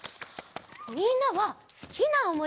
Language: Japanese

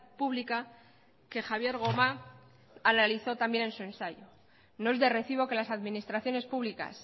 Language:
Spanish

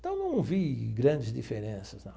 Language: Portuguese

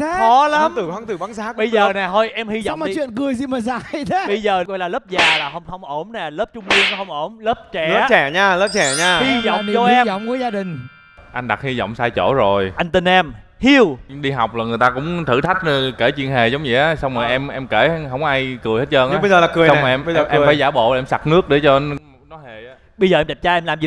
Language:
Vietnamese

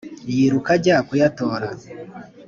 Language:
Kinyarwanda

